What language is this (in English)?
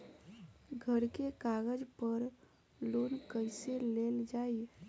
Bhojpuri